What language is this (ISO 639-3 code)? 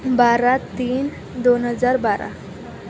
mar